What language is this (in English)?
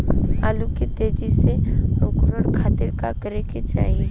Bhojpuri